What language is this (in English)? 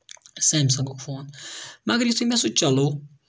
Kashmiri